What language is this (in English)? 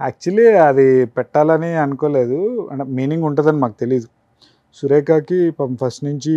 Telugu